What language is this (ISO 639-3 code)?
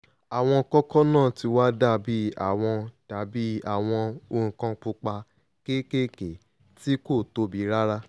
yor